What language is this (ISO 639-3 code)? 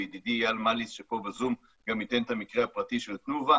heb